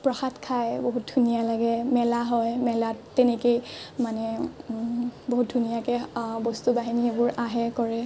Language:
Assamese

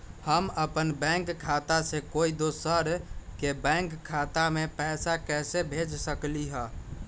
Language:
Magahi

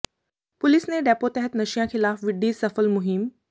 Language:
Punjabi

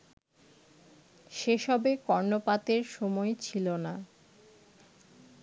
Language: Bangla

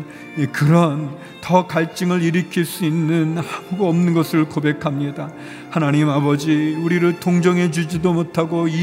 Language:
Korean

